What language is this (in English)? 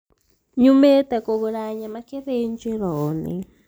Kikuyu